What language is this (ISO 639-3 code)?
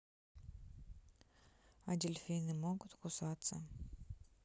rus